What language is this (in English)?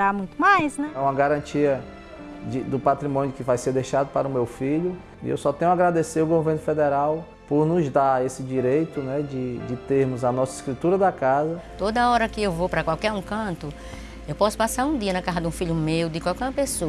Portuguese